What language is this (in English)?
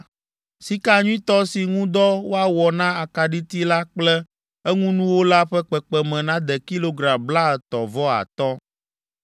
Ewe